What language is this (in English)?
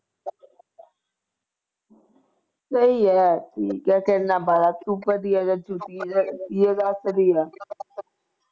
Punjabi